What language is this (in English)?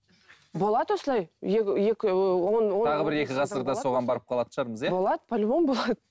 Kazakh